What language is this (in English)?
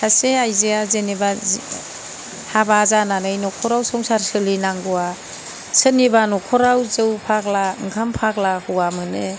Bodo